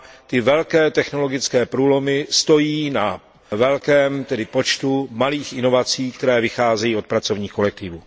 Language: Czech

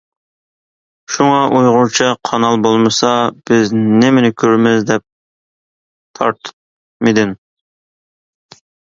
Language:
Uyghur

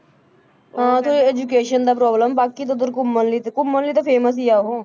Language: Punjabi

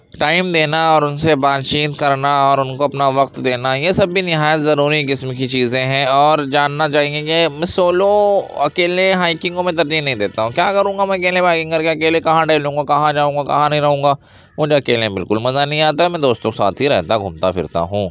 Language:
Urdu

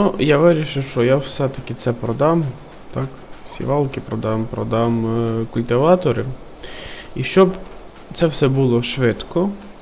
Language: Ukrainian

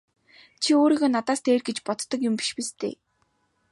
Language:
Mongolian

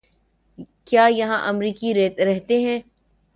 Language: Urdu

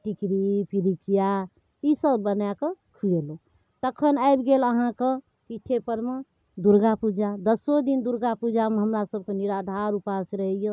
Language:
Maithili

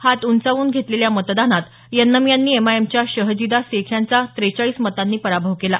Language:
Marathi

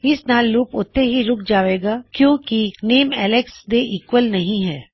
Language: Punjabi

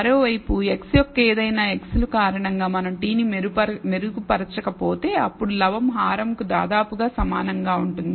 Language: Telugu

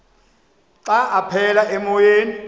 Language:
Xhosa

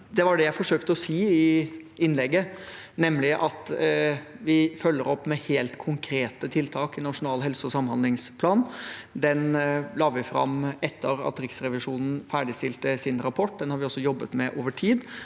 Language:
Norwegian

